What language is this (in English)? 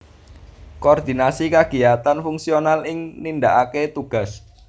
Javanese